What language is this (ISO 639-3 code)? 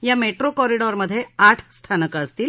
mar